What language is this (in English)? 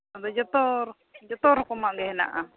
Santali